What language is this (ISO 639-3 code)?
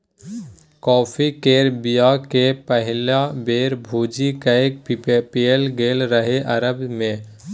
mai